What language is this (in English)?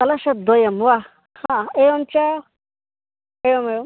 Sanskrit